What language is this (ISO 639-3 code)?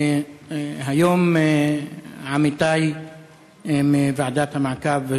heb